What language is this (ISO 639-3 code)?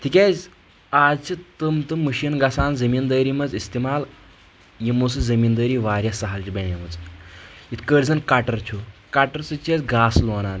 kas